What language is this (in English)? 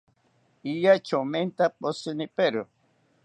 South Ucayali Ashéninka